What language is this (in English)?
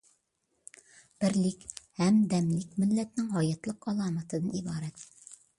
Uyghur